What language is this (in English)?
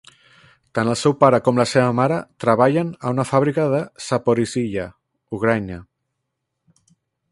Catalan